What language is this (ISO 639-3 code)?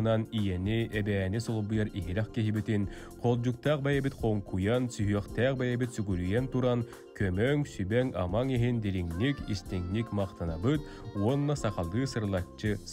tur